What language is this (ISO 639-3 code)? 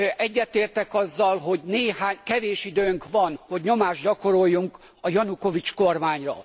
hun